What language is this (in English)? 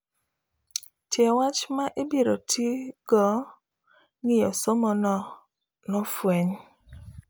Luo (Kenya and Tanzania)